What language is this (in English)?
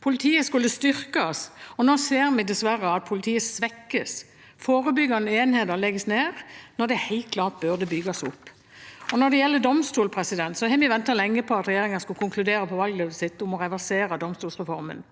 Norwegian